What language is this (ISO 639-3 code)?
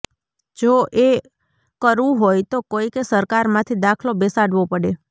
guj